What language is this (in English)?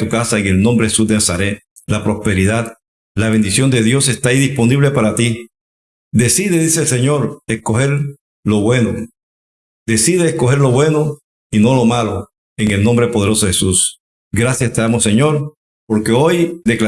Spanish